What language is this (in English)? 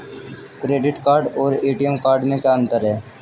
Hindi